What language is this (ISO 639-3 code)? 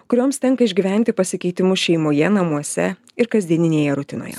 lit